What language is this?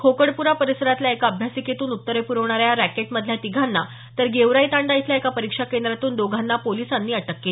Marathi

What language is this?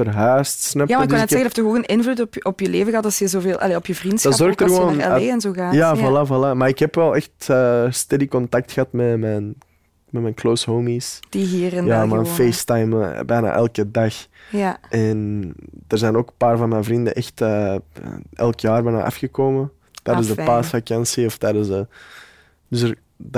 Dutch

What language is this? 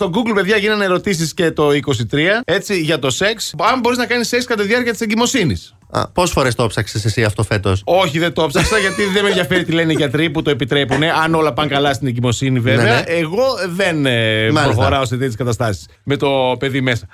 Greek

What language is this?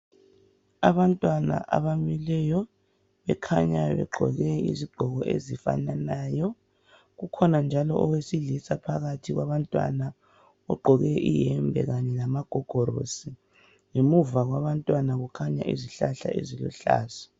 North Ndebele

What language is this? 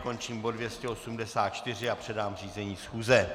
Czech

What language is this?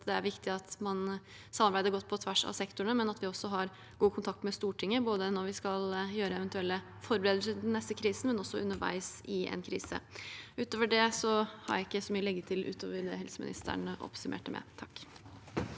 Norwegian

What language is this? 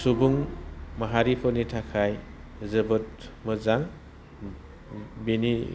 Bodo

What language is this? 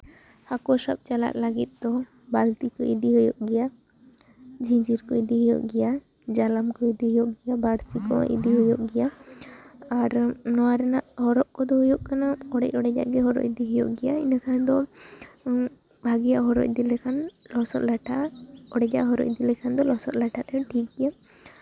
Santali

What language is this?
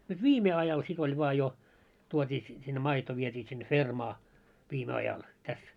Finnish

